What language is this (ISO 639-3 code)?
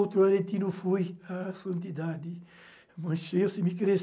por